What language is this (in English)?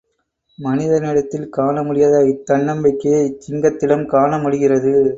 Tamil